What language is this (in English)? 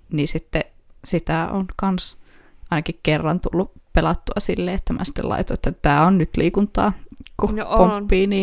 Finnish